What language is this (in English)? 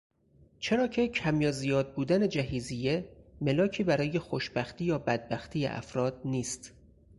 Persian